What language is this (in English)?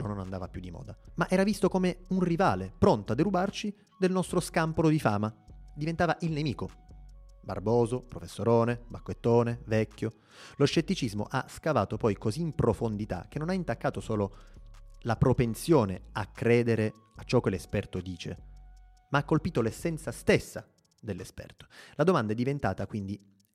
Italian